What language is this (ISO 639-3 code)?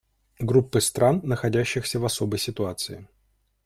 rus